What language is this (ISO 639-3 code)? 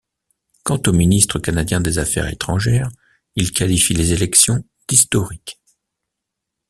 fra